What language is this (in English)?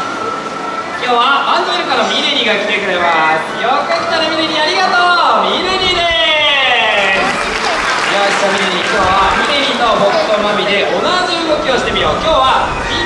Japanese